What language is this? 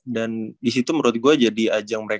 Indonesian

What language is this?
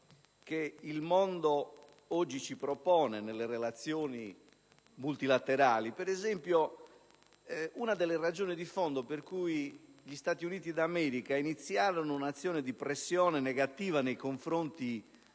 Italian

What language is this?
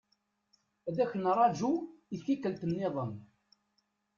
Kabyle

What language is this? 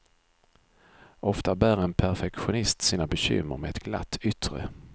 Swedish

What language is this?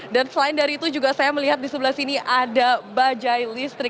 Indonesian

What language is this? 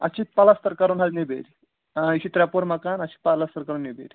Kashmiri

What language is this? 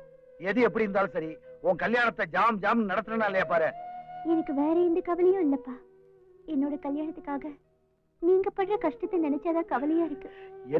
Hindi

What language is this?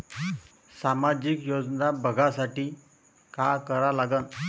Marathi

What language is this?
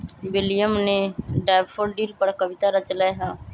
Magahi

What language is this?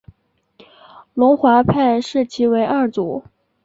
Chinese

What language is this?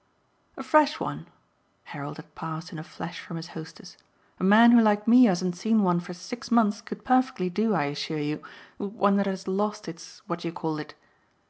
English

